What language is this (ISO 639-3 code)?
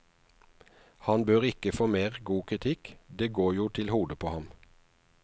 nor